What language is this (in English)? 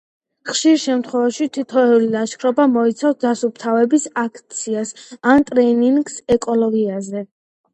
Georgian